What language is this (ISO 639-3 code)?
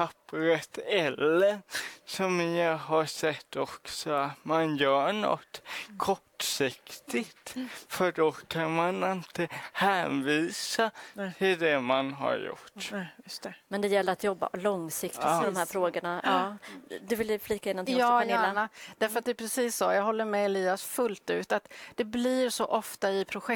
swe